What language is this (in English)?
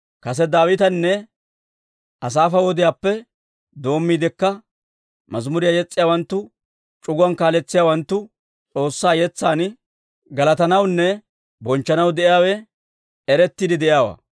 Dawro